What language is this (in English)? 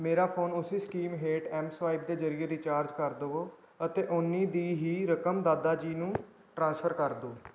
Punjabi